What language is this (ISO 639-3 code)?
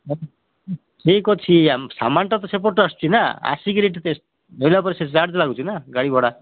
ori